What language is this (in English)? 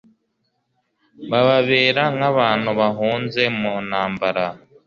Kinyarwanda